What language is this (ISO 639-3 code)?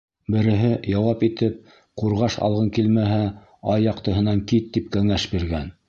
bak